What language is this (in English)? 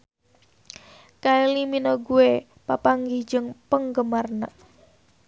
Sundanese